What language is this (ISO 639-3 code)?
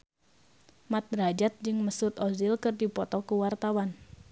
sun